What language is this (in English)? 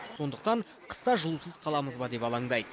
Kazakh